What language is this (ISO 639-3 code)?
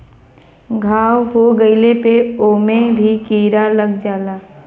bho